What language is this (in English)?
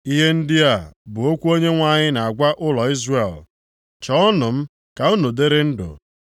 Igbo